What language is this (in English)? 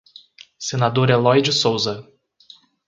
Portuguese